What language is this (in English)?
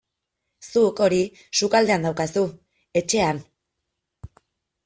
Basque